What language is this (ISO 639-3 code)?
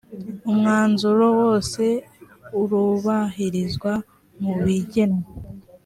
kin